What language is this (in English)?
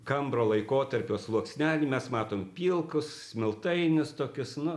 Lithuanian